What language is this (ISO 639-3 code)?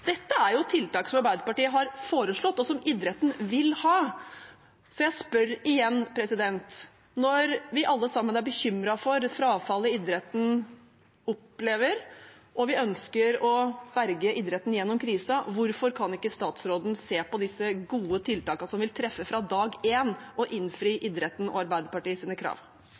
nob